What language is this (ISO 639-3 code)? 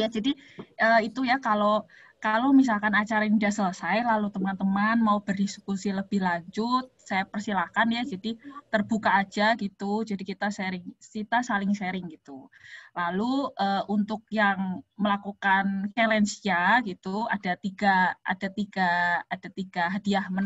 ind